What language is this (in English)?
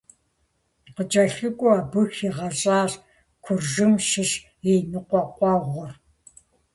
Kabardian